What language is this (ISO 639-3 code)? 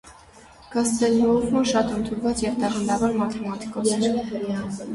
hye